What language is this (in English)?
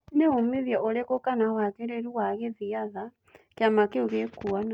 Kikuyu